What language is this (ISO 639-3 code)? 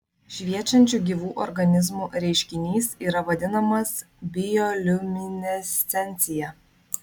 lit